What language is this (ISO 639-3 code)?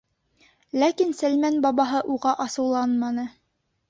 bak